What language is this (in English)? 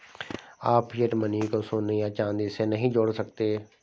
Hindi